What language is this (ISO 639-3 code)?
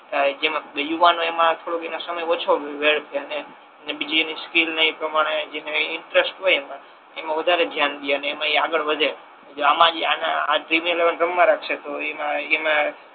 guj